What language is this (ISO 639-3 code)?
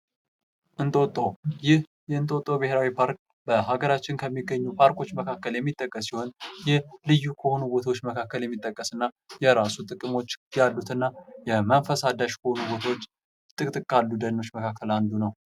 amh